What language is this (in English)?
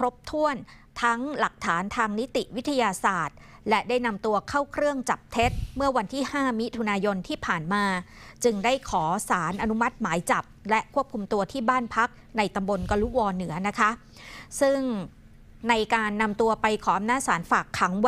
Thai